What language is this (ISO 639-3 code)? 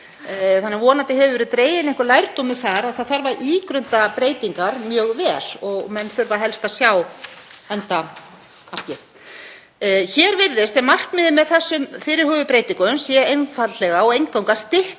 isl